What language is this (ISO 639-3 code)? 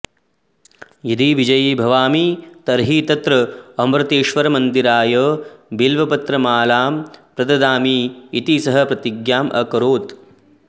san